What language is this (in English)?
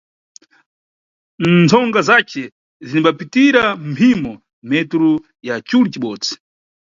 Nyungwe